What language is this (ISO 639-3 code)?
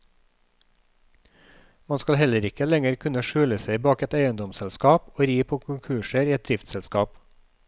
nor